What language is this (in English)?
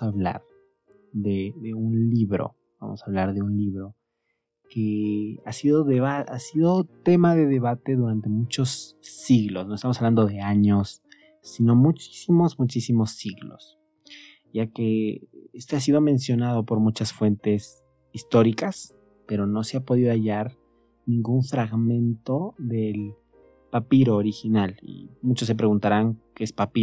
Spanish